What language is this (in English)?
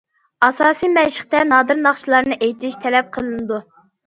Uyghur